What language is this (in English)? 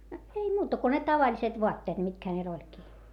Finnish